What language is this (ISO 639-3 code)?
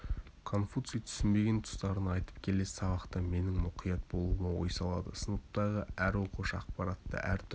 kaz